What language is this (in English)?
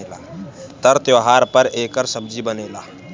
Bhojpuri